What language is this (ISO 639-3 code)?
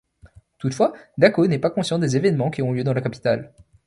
fra